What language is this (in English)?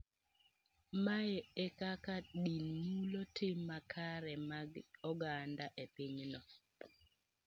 Luo (Kenya and Tanzania)